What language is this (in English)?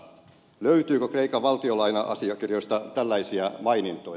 Finnish